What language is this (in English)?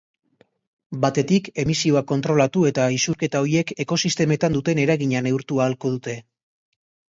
Basque